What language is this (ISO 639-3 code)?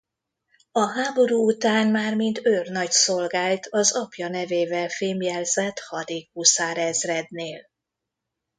hun